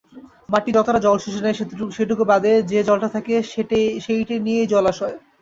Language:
Bangla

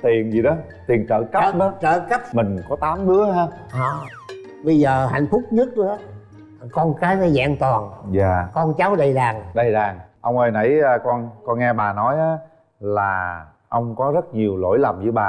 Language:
Vietnamese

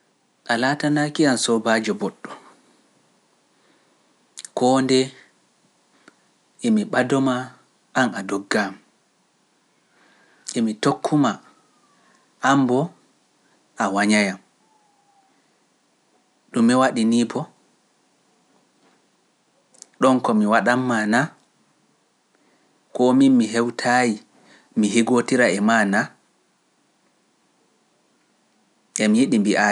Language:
Pular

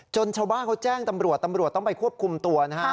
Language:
Thai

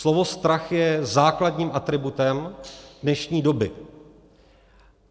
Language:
Czech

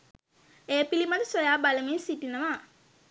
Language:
Sinhala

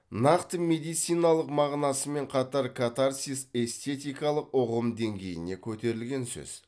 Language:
Kazakh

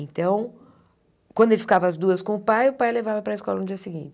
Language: Portuguese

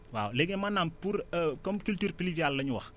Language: Wolof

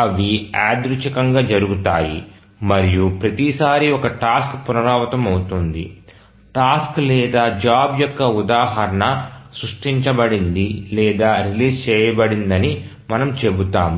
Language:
Telugu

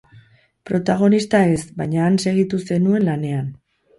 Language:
Basque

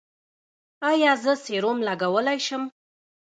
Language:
Pashto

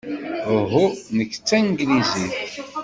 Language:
Kabyle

